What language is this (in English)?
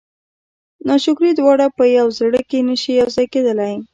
Pashto